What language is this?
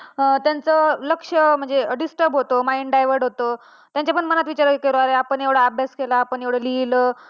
Marathi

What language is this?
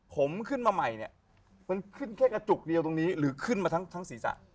Thai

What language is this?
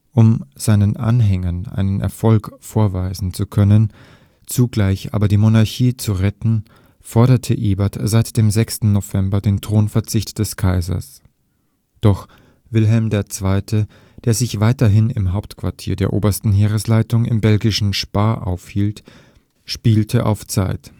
German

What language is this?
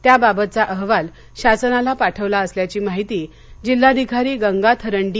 Marathi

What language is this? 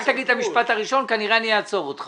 Hebrew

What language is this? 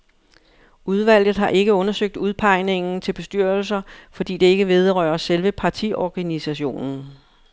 Danish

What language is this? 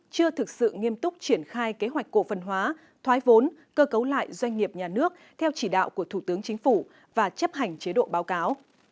Vietnamese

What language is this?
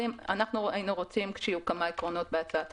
Hebrew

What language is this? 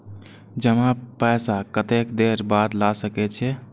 Maithili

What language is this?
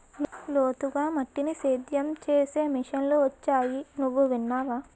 Telugu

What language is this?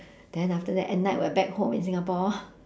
English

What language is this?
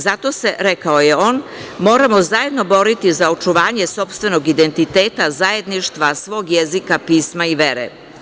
Serbian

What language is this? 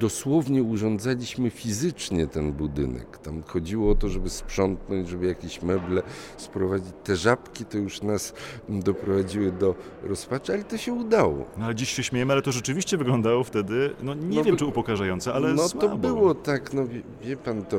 Polish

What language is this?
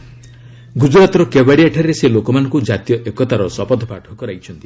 Odia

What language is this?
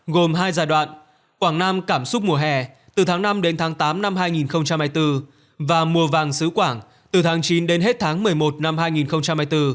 Vietnamese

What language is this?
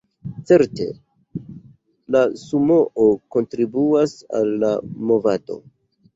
Esperanto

